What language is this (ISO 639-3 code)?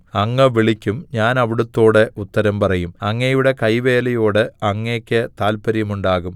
mal